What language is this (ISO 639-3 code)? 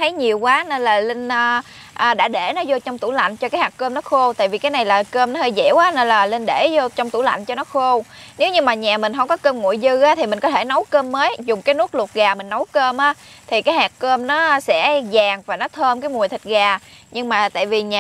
vie